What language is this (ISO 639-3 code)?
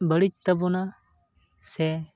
sat